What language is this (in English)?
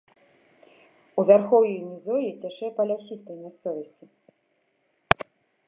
Belarusian